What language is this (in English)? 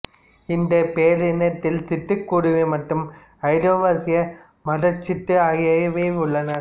Tamil